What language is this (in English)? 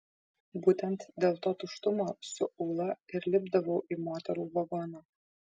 Lithuanian